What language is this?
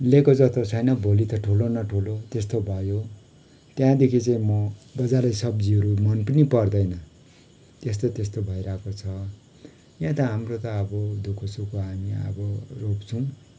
Nepali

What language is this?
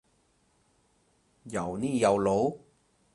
Cantonese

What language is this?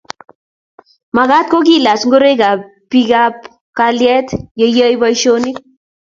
Kalenjin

